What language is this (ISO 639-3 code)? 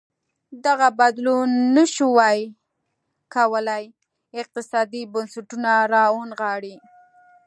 pus